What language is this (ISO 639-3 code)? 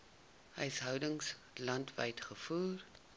afr